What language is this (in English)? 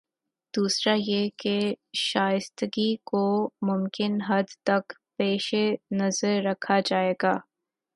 Urdu